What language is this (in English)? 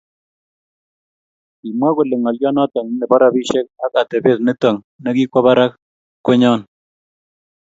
Kalenjin